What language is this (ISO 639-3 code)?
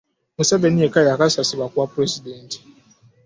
lug